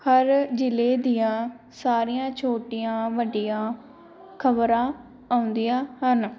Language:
Punjabi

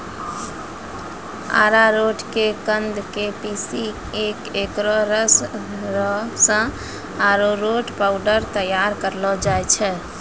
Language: Maithili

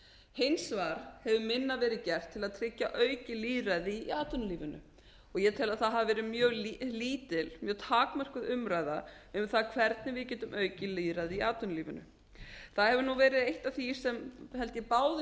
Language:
Icelandic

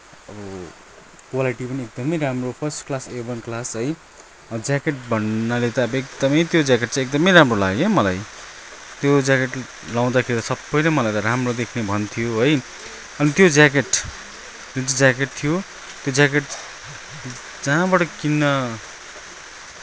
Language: Nepali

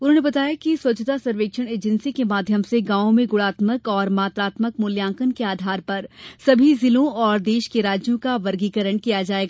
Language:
Hindi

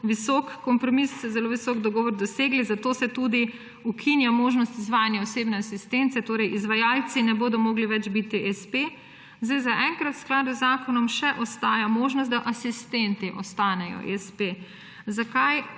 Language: Slovenian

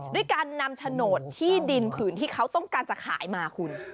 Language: Thai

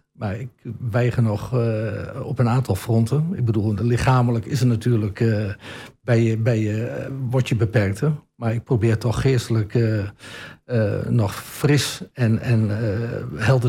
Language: Dutch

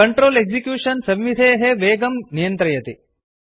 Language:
Sanskrit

